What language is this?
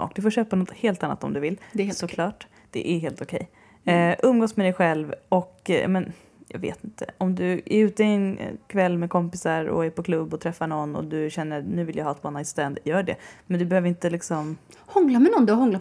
Swedish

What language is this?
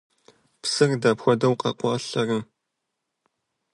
Kabardian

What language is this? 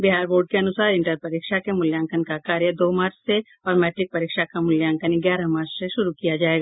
Hindi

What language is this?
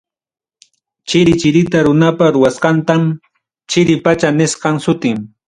Ayacucho Quechua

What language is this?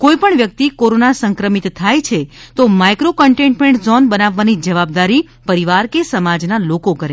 Gujarati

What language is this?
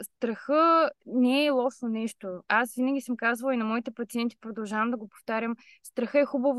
Bulgarian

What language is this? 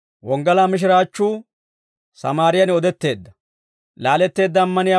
Dawro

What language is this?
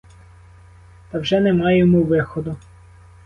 Ukrainian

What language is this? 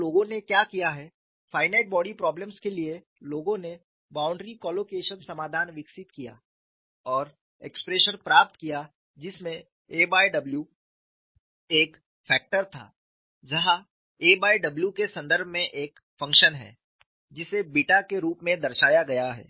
Hindi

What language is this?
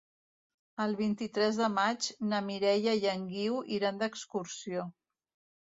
Catalan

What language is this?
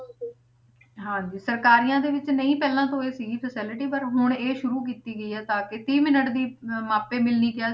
Punjabi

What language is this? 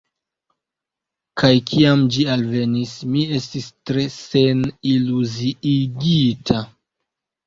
Esperanto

